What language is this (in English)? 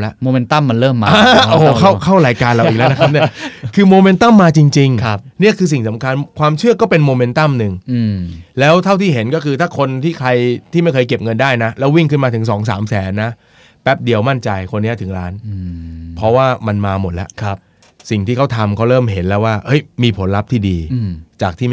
Thai